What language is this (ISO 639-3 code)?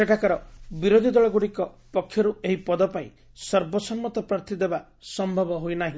ori